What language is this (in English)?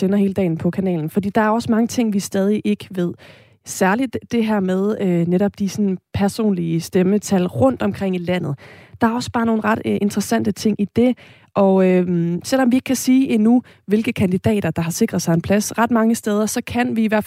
Danish